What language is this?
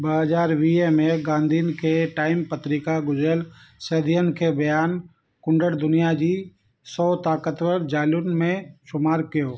Sindhi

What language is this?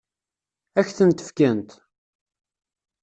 Kabyle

